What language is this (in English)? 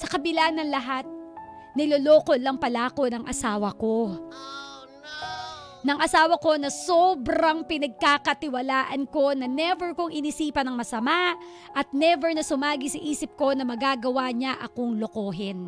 Filipino